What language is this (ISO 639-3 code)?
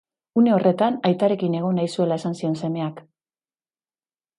eus